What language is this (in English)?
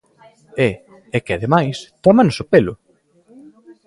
Galician